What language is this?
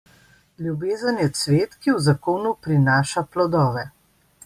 Slovenian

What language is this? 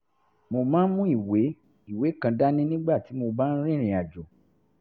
Yoruba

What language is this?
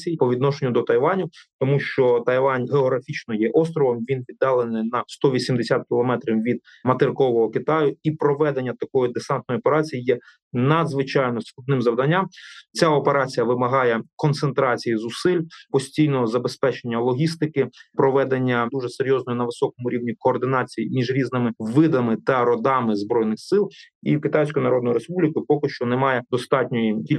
Ukrainian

